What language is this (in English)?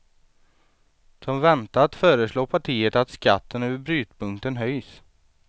Swedish